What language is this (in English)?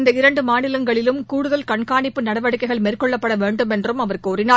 Tamil